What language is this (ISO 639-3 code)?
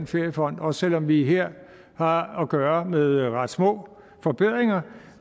dan